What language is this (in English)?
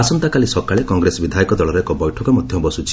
Odia